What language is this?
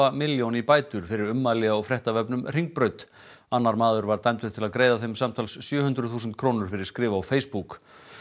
Icelandic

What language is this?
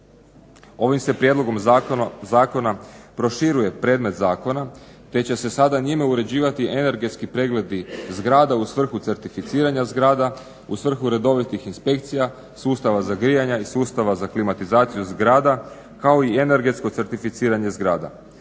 Croatian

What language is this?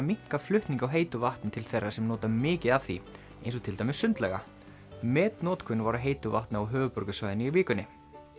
Icelandic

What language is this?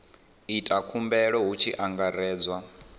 Venda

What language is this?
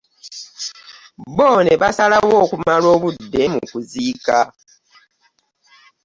Ganda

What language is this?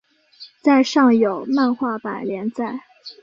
Chinese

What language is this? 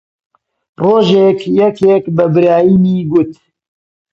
Central Kurdish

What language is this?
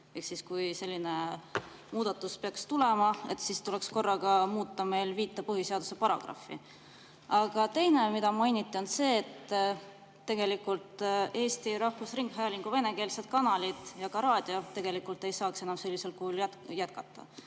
Estonian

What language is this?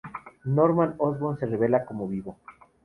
Spanish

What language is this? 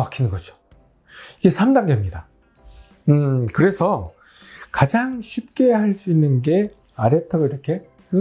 Korean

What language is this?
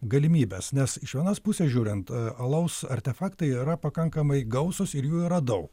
Lithuanian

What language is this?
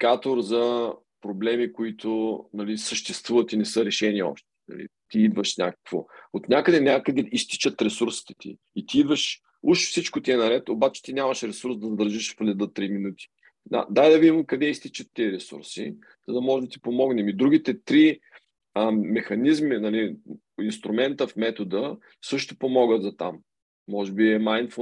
Bulgarian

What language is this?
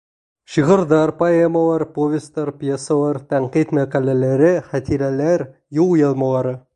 Bashkir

